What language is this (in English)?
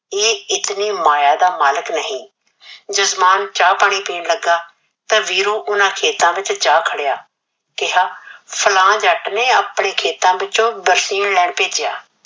Punjabi